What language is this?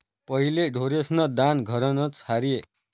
Marathi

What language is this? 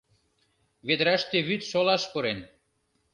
Mari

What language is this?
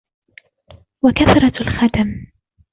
Arabic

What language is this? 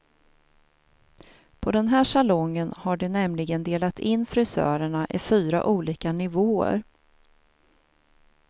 Swedish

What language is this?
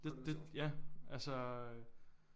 Danish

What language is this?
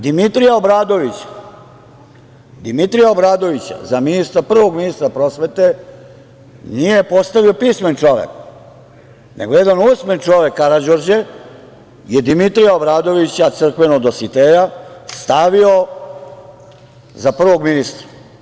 Serbian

